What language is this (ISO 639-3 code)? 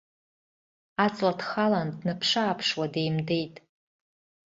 abk